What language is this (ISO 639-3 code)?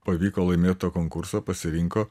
lit